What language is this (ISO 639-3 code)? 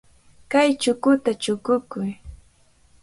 qvl